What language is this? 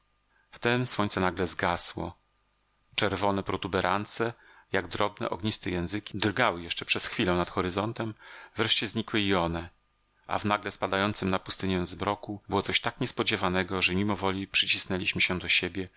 Polish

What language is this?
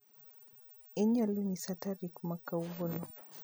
Luo (Kenya and Tanzania)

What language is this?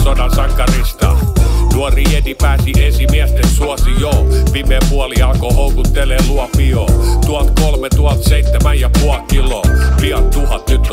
Finnish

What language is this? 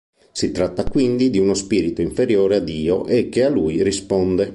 Italian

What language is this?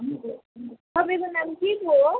Nepali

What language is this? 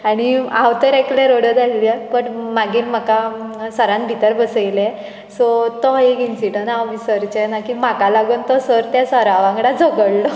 Konkani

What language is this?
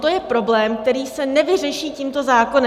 Czech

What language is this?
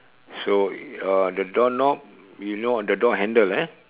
English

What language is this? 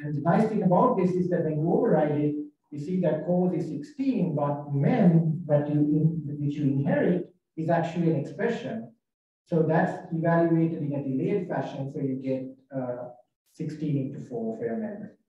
English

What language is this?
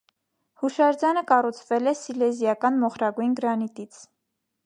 Armenian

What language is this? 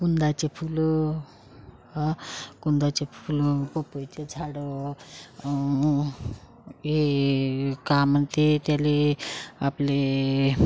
Marathi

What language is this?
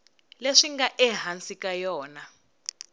Tsonga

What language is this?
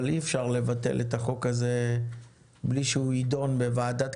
Hebrew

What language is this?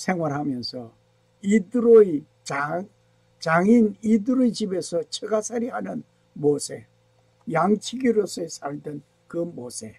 Korean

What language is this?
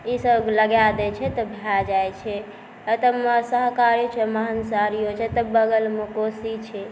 Maithili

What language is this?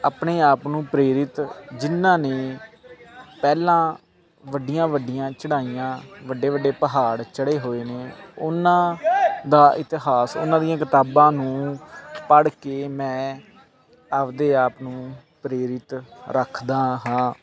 Punjabi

